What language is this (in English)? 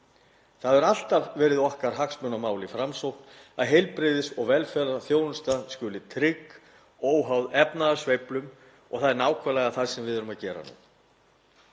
Icelandic